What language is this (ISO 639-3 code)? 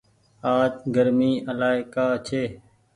gig